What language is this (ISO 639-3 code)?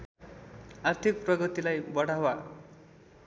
nep